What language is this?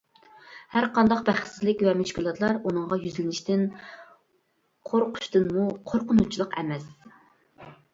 Uyghur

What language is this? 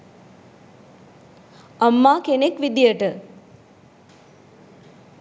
Sinhala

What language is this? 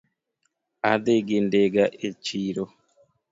Luo (Kenya and Tanzania)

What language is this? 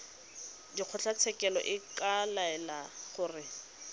Tswana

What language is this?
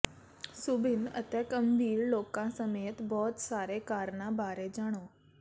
Punjabi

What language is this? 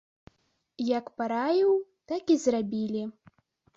Belarusian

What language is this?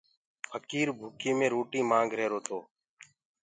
Gurgula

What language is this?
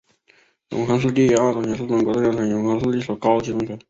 Chinese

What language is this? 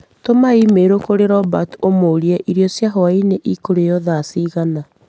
Kikuyu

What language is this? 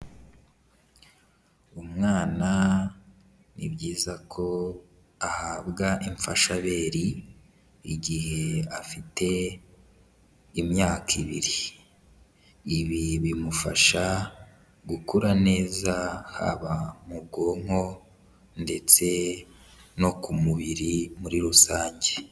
Kinyarwanda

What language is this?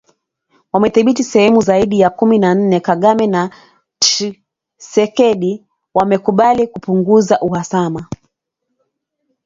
Swahili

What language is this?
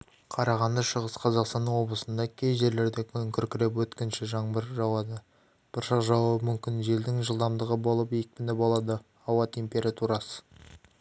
Kazakh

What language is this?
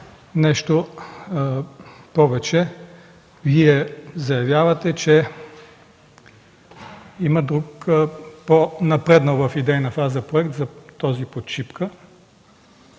Bulgarian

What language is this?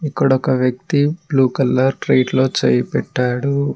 Telugu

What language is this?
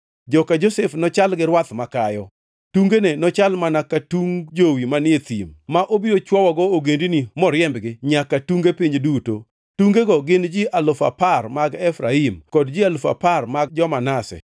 Luo (Kenya and Tanzania)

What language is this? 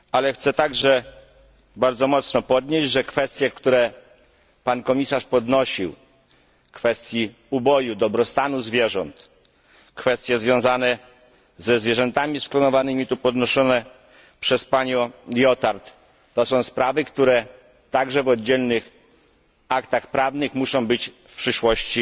Polish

